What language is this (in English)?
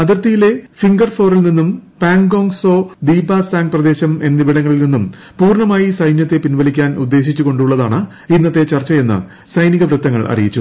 Malayalam